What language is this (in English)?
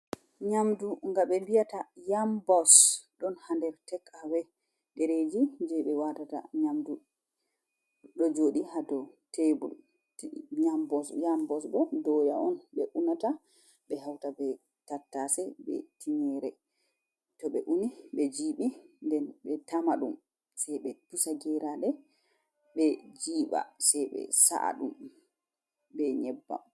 Fula